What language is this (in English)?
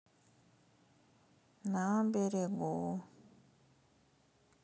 Russian